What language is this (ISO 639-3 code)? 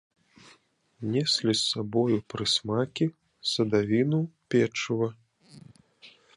bel